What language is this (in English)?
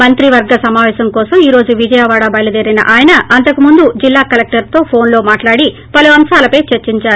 Telugu